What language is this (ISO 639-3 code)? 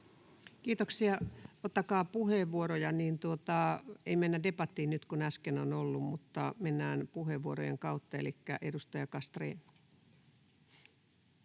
fin